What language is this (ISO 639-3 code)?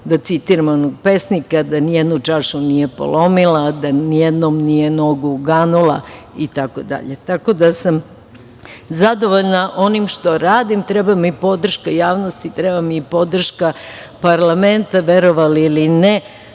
srp